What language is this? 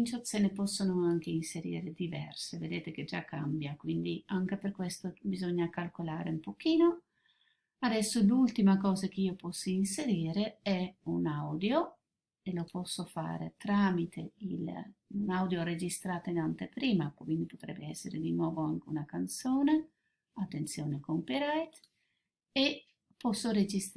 Italian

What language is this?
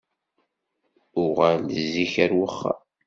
Kabyle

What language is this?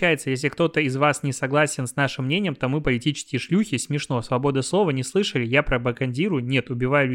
Russian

